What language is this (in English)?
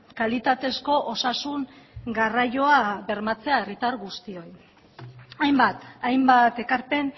Basque